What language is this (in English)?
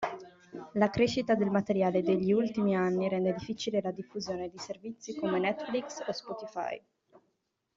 Italian